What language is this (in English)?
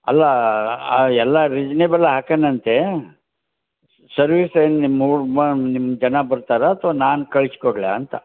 Kannada